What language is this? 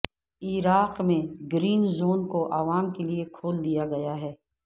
Urdu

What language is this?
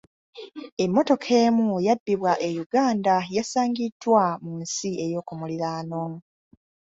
Ganda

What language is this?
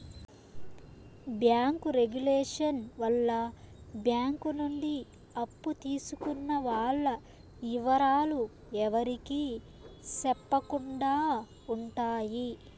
Telugu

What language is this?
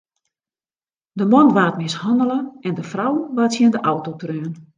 Western Frisian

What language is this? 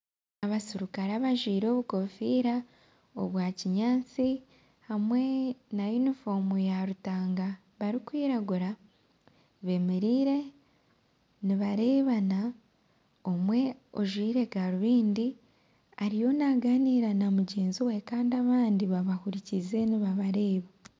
Nyankole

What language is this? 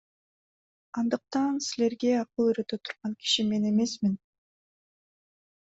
Kyrgyz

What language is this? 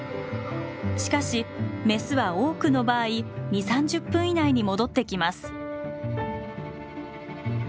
Japanese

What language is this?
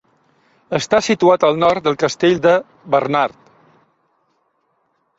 Catalan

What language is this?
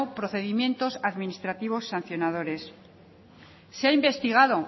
Spanish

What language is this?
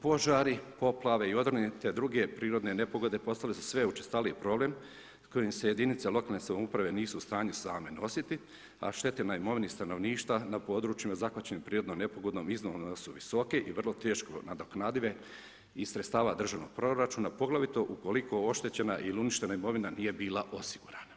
Croatian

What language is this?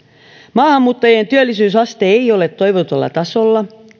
Finnish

